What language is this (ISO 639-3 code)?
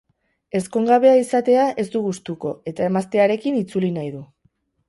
eus